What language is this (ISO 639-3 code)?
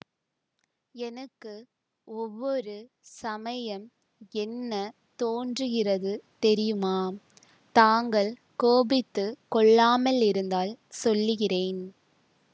tam